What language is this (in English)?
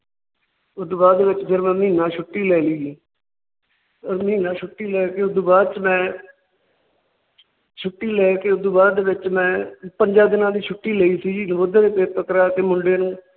Punjabi